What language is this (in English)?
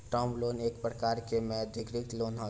Bhojpuri